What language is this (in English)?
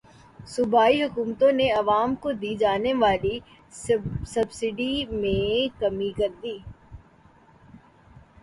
Urdu